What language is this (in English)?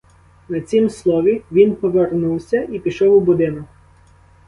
Ukrainian